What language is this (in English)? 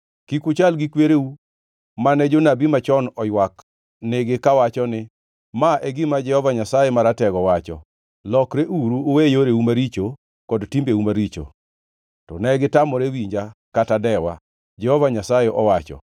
Luo (Kenya and Tanzania)